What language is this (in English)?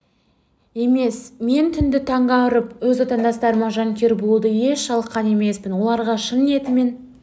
Kazakh